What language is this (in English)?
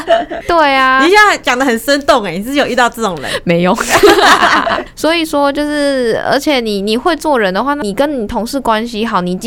Chinese